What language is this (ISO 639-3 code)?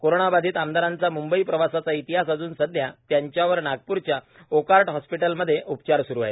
mar